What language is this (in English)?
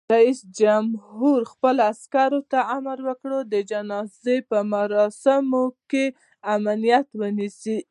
Pashto